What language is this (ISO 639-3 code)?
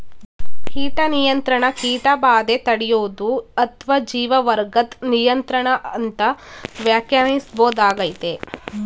kan